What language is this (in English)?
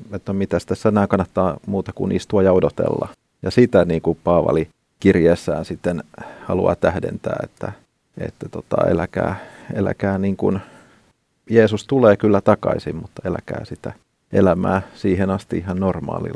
Finnish